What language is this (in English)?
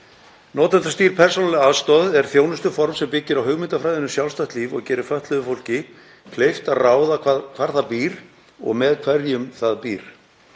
Icelandic